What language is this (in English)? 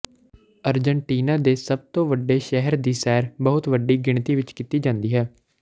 Punjabi